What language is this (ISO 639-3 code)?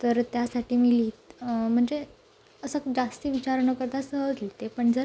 mar